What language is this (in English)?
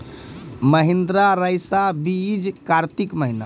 Maithili